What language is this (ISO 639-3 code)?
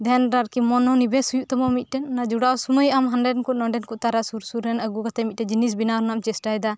sat